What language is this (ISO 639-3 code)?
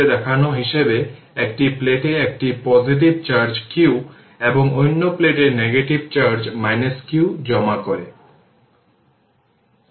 ben